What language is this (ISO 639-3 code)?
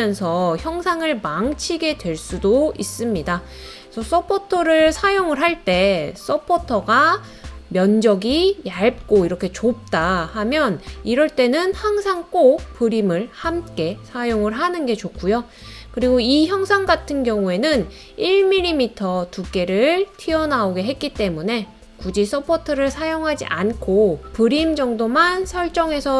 kor